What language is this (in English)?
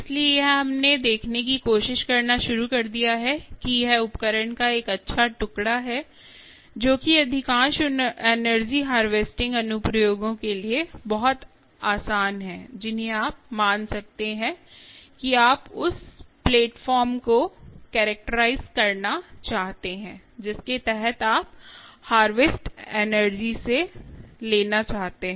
Hindi